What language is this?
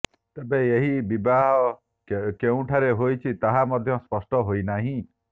Odia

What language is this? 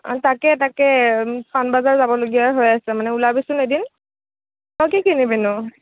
Assamese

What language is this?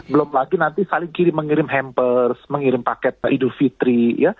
Indonesian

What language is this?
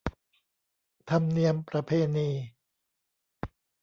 Thai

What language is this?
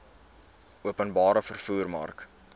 Afrikaans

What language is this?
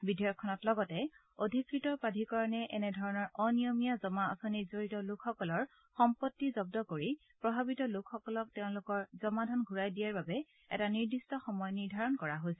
Assamese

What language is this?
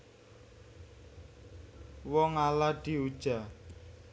Javanese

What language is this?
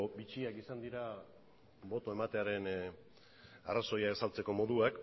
Basque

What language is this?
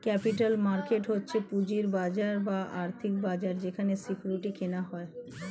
Bangla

